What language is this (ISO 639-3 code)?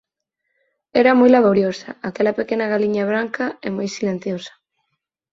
glg